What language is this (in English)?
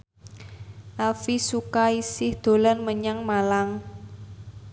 Javanese